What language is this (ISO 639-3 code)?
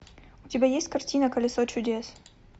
rus